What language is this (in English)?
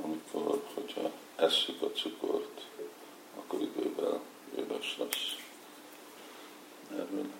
Hungarian